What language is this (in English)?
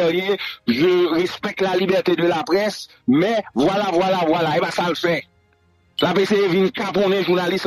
French